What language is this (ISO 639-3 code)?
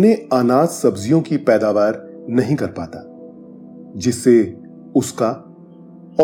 hin